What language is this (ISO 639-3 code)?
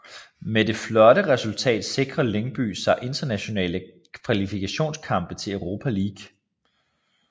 dan